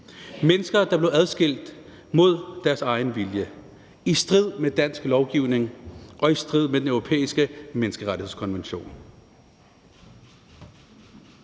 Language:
Danish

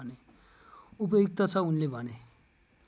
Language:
Nepali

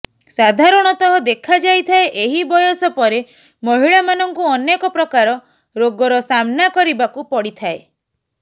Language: Odia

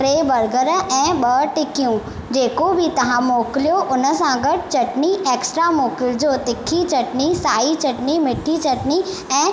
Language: Sindhi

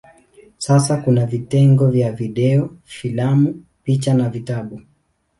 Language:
Swahili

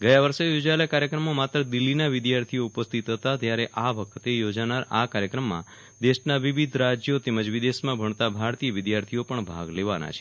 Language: Gujarati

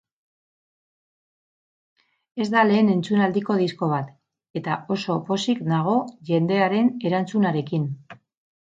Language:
Basque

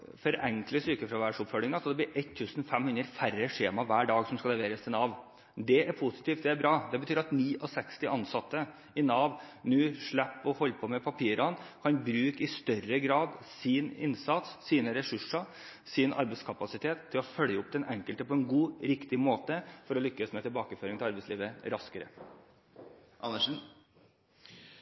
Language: Norwegian Bokmål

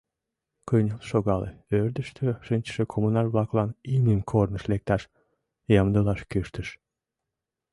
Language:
Mari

